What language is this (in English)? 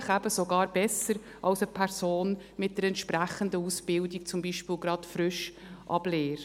Swiss German